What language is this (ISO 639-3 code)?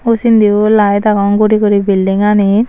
ccp